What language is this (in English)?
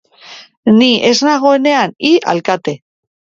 Basque